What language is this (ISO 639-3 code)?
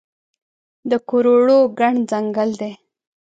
pus